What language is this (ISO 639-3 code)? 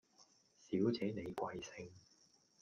yue